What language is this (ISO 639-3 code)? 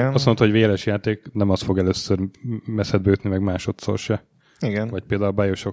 hun